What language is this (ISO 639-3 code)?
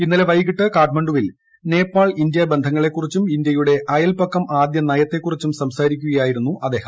mal